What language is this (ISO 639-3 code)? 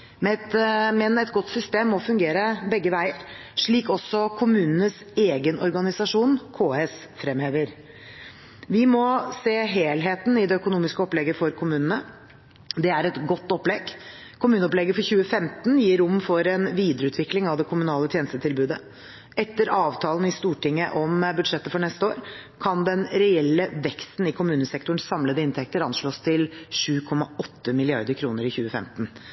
nob